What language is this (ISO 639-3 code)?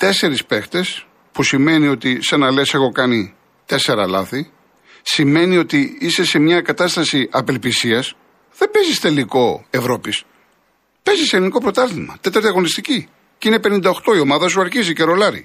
ell